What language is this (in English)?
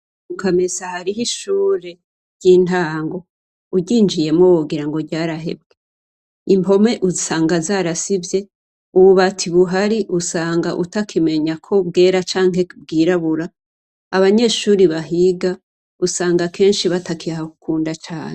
Rundi